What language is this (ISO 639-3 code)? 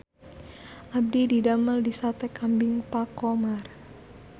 sun